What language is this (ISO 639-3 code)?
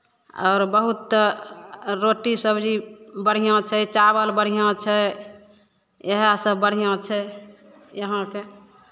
mai